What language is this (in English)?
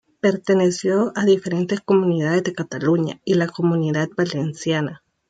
Spanish